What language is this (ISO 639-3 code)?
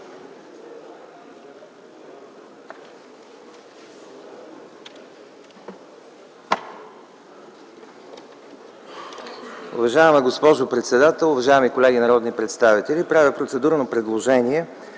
bul